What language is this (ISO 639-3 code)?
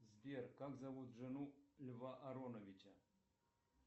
rus